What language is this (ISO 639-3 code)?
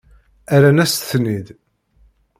kab